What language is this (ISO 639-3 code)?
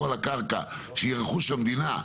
heb